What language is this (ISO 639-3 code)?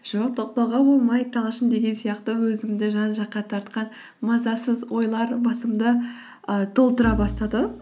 kaz